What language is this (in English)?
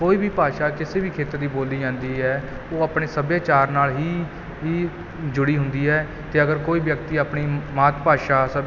Punjabi